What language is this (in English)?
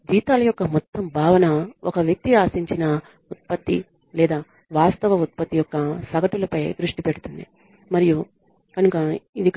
Telugu